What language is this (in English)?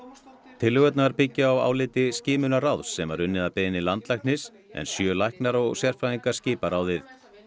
Icelandic